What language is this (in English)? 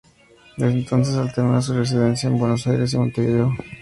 Spanish